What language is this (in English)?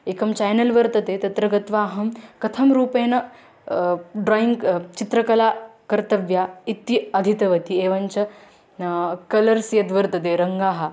Sanskrit